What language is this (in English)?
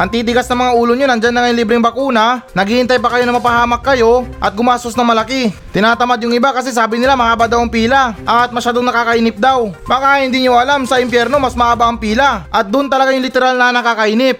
Filipino